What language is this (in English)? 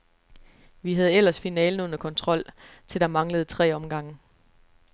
Danish